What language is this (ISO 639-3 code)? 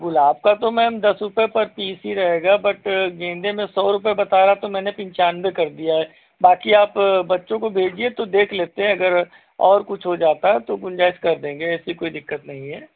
hin